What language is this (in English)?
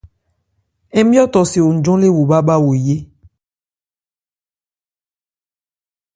Ebrié